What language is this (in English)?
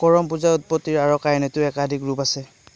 Assamese